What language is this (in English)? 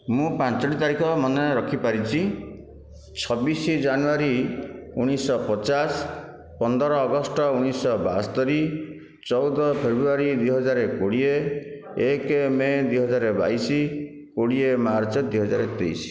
Odia